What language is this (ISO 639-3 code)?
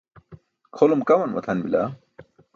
bsk